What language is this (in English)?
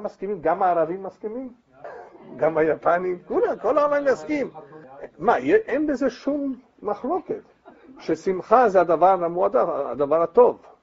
Hebrew